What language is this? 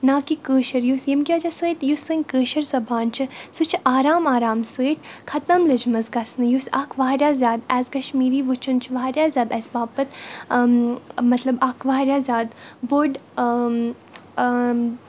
Kashmiri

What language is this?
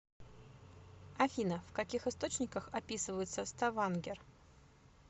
Russian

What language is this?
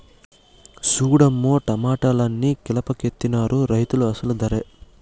Telugu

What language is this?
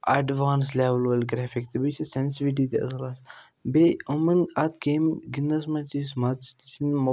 Kashmiri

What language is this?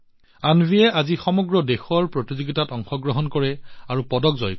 Assamese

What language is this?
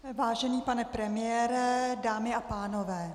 Czech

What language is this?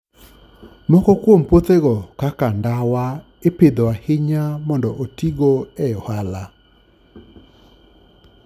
Luo (Kenya and Tanzania)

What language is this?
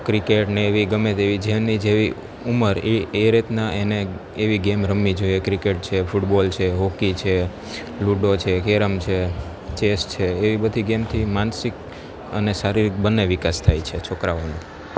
Gujarati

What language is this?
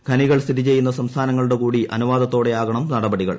Malayalam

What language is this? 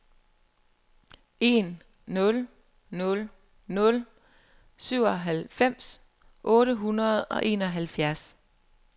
Danish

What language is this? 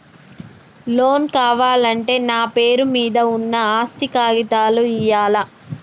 Telugu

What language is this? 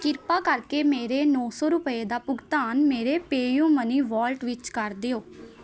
Punjabi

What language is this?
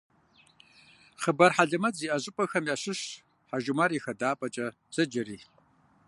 Kabardian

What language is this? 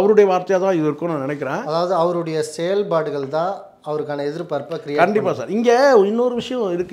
Tamil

